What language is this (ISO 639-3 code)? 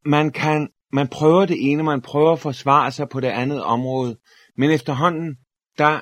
dan